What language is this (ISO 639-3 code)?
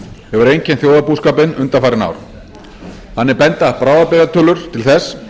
isl